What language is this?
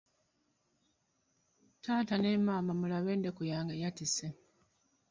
Ganda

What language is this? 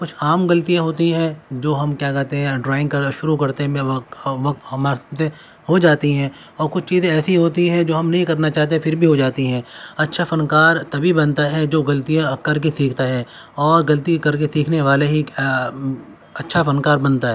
Urdu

